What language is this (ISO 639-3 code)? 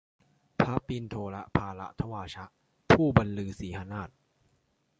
tha